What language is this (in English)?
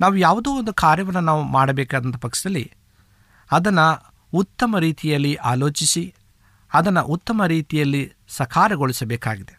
Kannada